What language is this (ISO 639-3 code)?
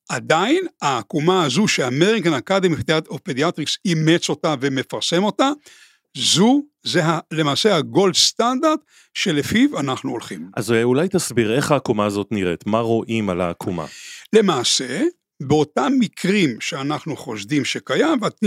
heb